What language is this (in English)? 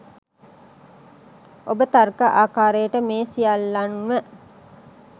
Sinhala